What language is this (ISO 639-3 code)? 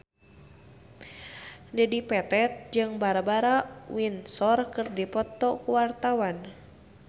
sun